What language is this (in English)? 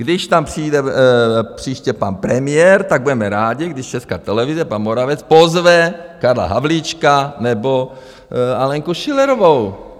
Czech